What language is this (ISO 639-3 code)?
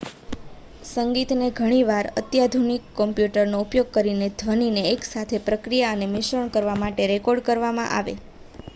guj